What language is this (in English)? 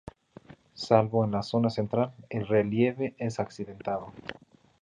Spanish